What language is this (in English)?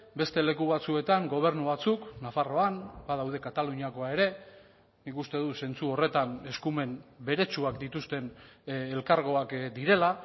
Basque